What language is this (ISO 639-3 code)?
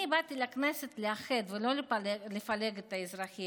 heb